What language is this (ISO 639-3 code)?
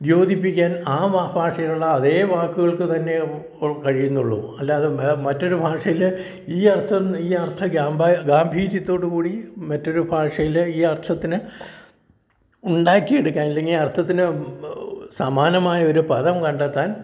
mal